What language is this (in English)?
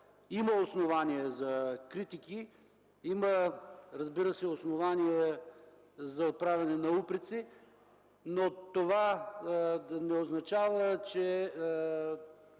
Bulgarian